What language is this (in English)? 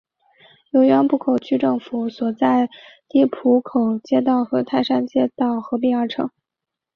Chinese